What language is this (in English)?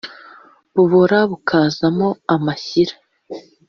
Kinyarwanda